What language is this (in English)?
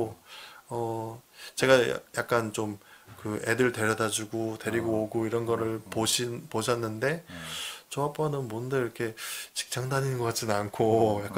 Korean